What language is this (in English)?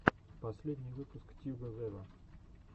Russian